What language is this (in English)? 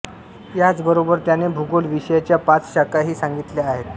Marathi